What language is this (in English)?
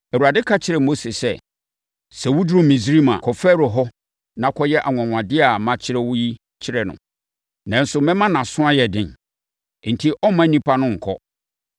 Akan